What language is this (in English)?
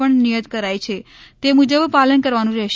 Gujarati